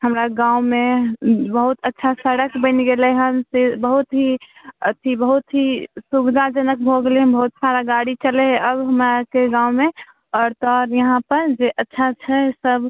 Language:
Maithili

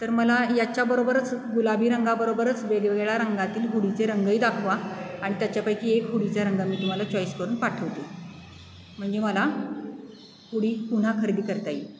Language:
Marathi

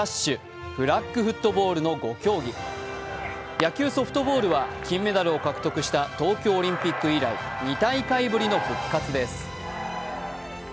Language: Japanese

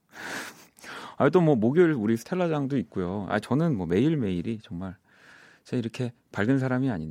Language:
Korean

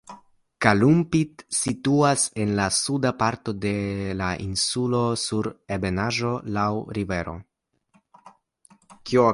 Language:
Esperanto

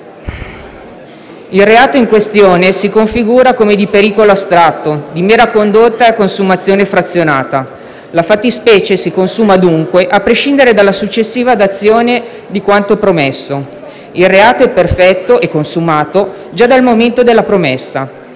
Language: Italian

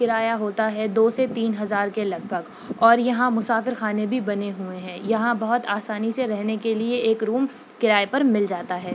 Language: Urdu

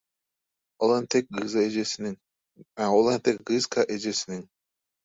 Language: Turkmen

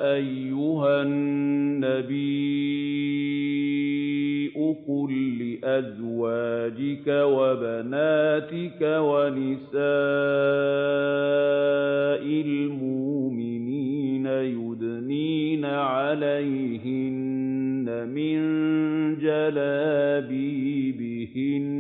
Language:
Arabic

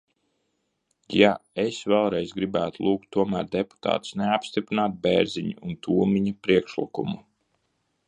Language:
Latvian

